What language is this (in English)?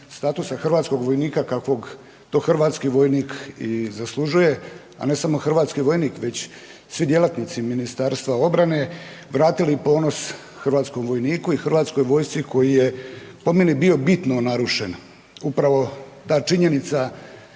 Croatian